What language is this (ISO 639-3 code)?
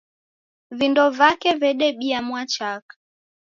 dav